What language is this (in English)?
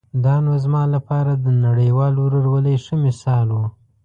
Pashto